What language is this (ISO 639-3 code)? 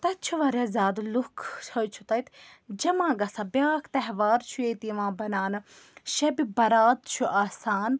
kas